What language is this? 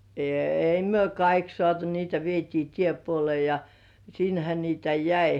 Finnish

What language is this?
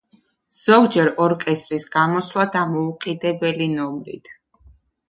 Georgian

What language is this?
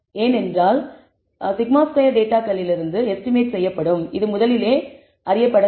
Tamil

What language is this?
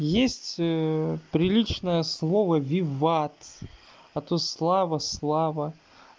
Russian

